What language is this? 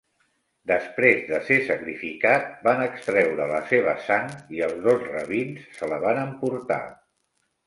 Catalan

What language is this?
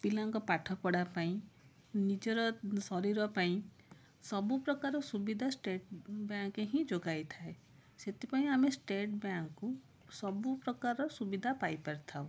Odia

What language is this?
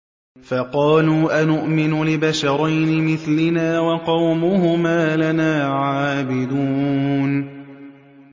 Arabic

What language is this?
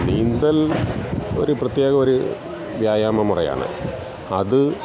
Malayalam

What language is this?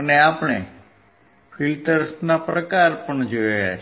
Gujarati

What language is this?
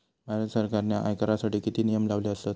Marathi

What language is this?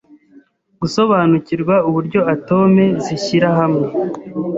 Kinyarwanda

